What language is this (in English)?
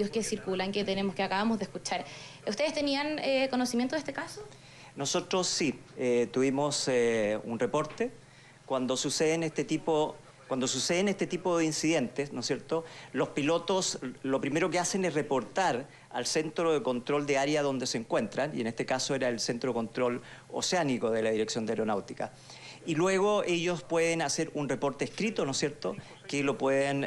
Spanish